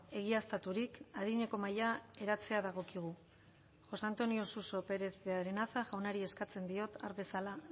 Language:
Basque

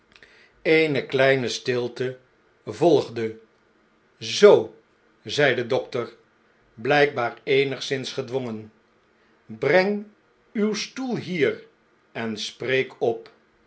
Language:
Dutch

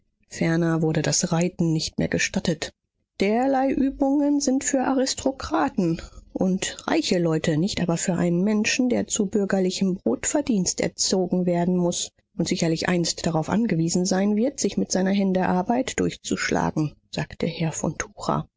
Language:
German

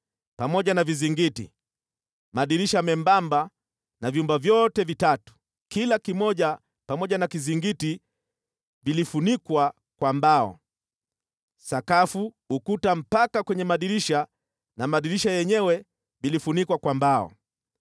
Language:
Swahili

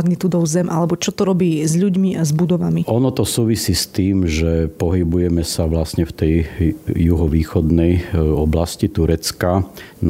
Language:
Slovak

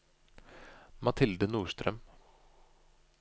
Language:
Norwegian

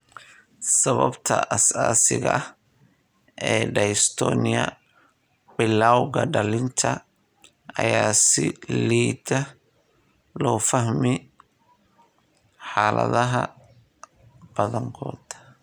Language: Somali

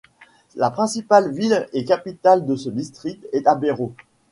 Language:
French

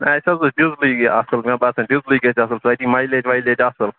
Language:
Kashmiri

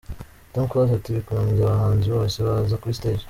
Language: Kinyarwanda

